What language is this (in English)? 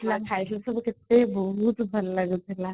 Odia